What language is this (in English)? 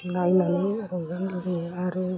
Bodo